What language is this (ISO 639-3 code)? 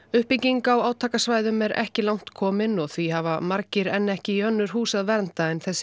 isl